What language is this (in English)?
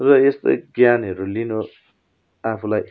Nepali